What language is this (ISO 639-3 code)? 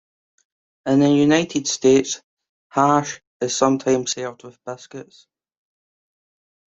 eng